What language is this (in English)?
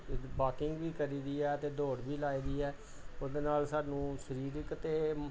Punjabi